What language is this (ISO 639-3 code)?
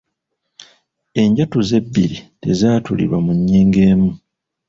lug